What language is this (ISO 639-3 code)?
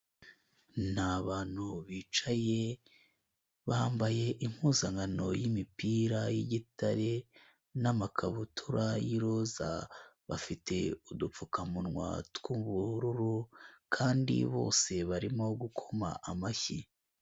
kin